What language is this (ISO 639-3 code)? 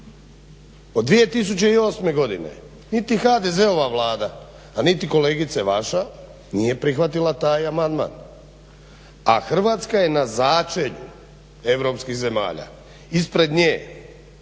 hrv